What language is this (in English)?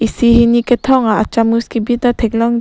Karbi